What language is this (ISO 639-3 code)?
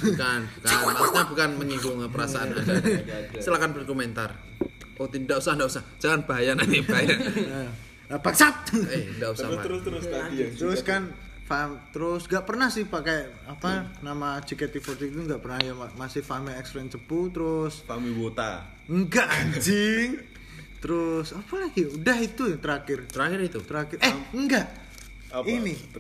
ind